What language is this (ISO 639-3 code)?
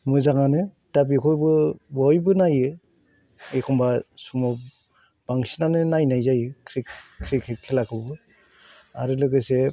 brx